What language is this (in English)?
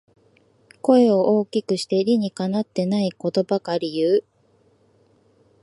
Japanese